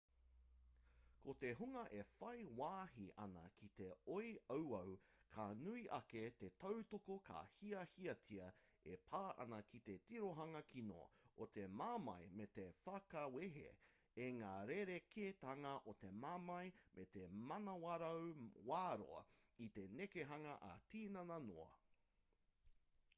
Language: Māori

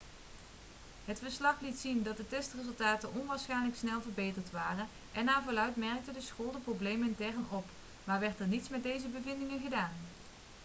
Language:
Dutch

